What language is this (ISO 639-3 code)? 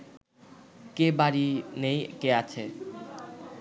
ben